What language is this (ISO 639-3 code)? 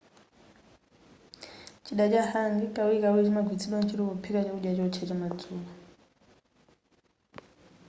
nya